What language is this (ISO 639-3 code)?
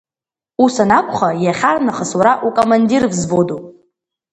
abk